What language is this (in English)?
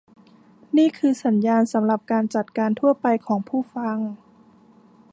Thai